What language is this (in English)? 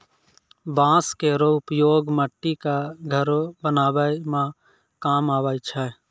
Maithili